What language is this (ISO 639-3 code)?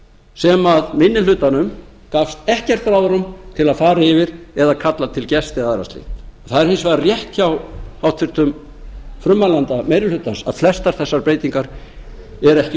isl